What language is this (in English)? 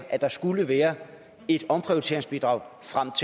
Danish